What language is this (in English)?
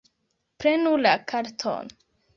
Esperanto